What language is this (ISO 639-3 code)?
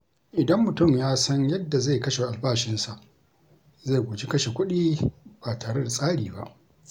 hau